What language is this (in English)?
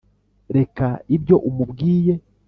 Kinyarwanda